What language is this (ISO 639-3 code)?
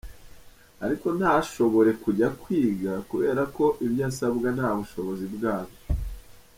kin